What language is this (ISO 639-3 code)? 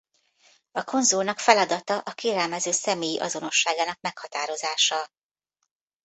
hun